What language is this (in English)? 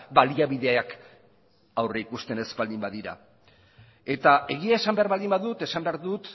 Basque